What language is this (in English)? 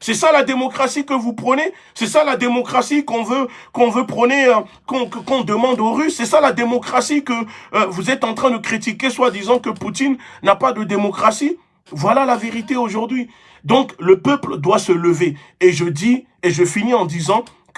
French